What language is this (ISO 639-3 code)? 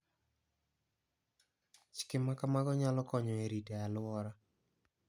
luo